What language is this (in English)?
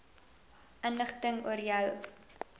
Afrikaans